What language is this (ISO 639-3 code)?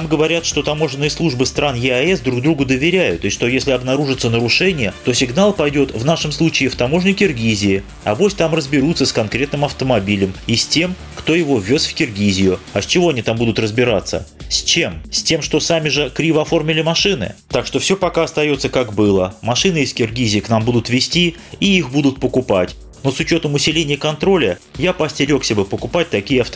rus